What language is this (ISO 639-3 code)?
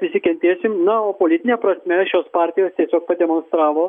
lit